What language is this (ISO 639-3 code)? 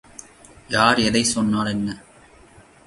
tam